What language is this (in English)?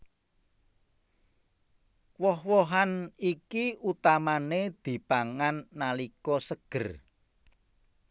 Javanese